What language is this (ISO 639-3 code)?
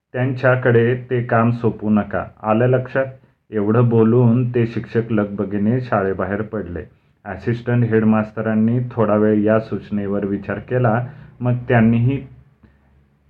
mar